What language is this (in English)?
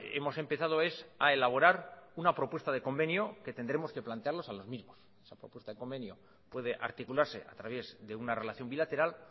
Spanish